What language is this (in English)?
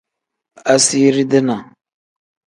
Tem